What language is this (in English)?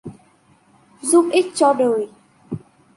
Vietnamese